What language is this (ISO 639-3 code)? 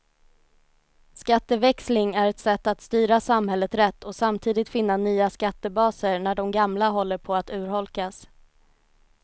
swe